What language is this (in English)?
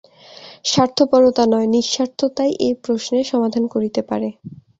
Bangla